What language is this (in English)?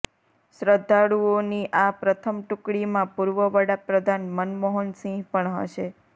Gujarati